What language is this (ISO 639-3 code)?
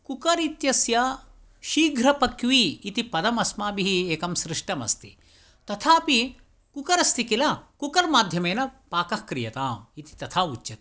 san